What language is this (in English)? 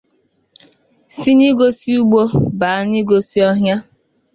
Igbo